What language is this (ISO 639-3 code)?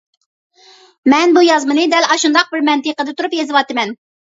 uig